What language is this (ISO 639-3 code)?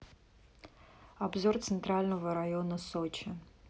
rus